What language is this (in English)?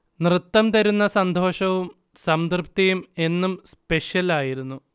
Malayalam